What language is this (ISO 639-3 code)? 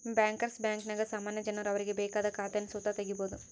kan